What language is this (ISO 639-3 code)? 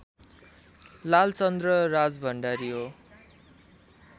nep